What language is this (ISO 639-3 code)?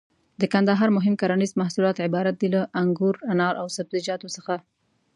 pus